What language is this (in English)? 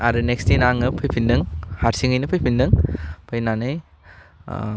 Bodo